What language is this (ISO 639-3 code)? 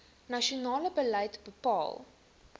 afr